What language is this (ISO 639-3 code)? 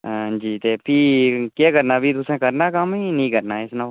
doi